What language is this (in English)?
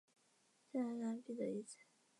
Chinese